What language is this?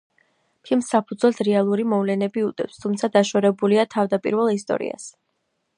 Georgian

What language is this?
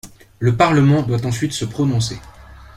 French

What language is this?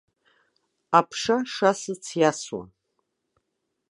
Abkhazian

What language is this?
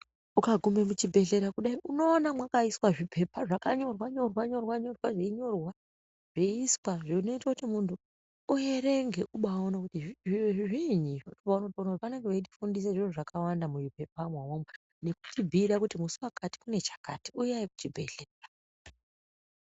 Ndau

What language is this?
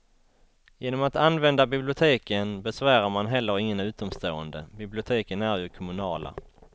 Swedish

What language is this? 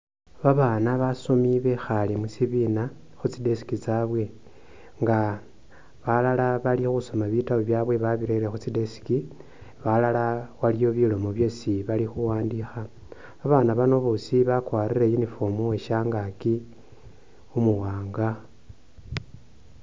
Masaaba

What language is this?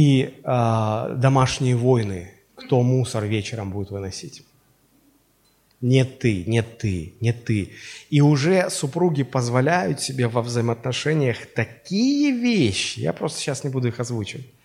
Russian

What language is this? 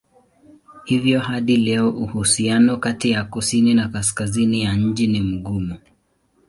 Swahili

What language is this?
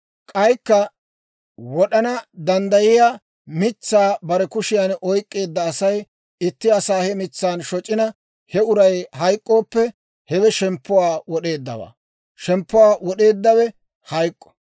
Dawro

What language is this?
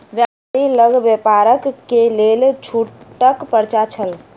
Maithili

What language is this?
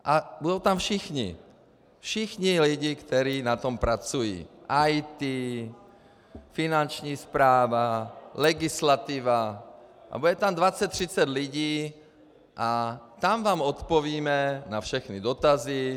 Czech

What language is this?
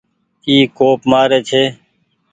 Goaria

